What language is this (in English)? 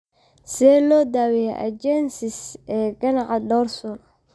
Somali